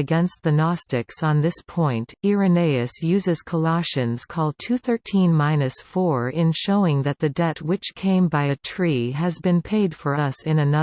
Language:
English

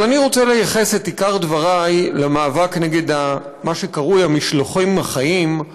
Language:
Hebrew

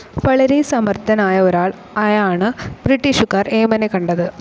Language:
Malayalam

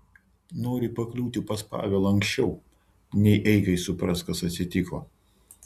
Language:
Lithuanian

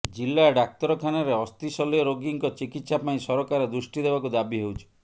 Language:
Odia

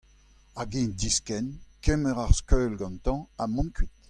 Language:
Breton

